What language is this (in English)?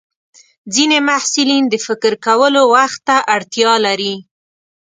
Pashto